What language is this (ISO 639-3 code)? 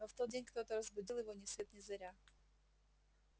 rus